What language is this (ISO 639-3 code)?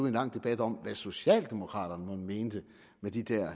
dan